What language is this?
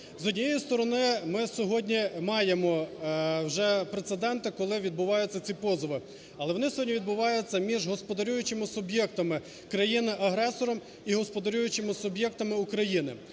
Ukrainian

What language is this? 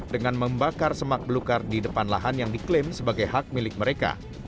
Indonesian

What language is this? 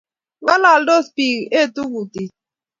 Kalenjin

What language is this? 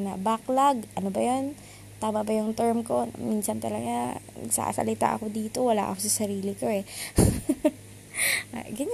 Filipino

